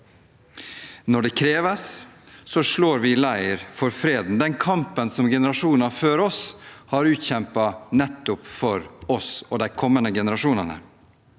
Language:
Norwegian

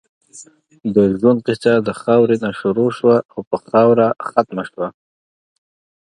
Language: Pashto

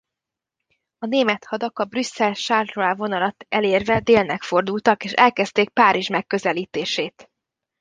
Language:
Hungarian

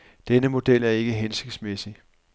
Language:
Danish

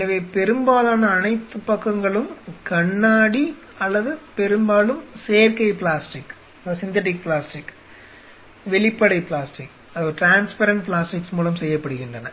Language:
Tamil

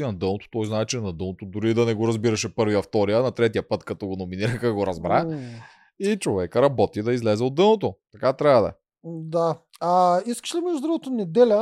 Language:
Bulgarian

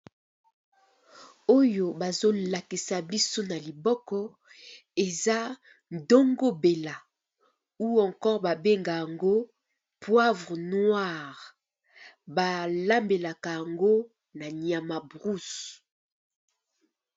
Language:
Lingala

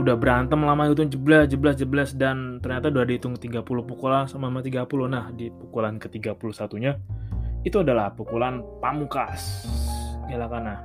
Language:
Indonesian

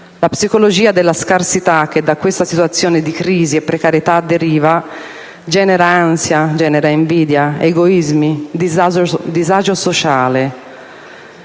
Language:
Italian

